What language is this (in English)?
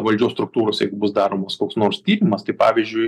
Lithuanian